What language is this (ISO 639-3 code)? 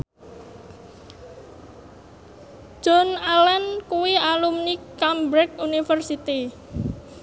jav